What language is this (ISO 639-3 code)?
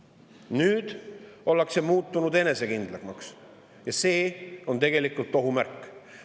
est